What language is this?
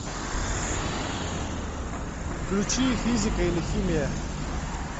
Russian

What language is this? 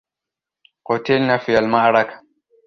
Arabic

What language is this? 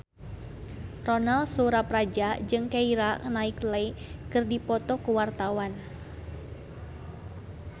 Sundanese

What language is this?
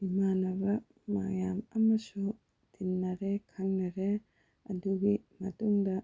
Manipuri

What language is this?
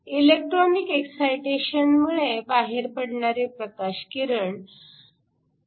Marathi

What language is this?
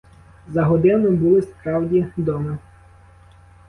Ukrainian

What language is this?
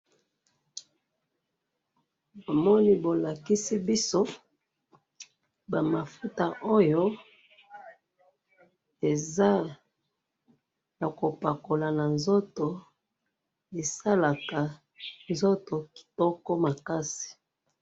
Lingala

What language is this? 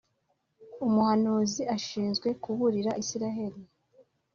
Kinyarwanda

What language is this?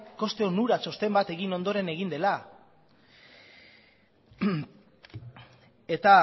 Basque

